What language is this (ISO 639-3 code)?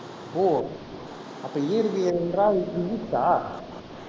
tam